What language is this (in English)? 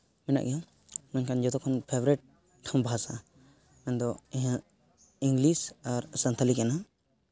Santali